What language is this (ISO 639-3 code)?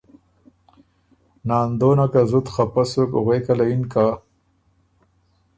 oru